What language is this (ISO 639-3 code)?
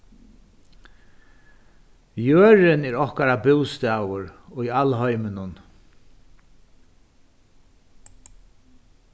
fao